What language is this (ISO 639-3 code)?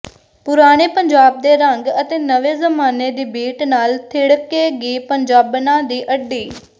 pan